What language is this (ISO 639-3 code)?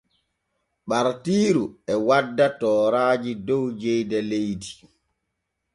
fue